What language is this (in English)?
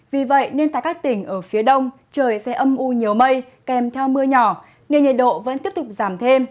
Vietnamese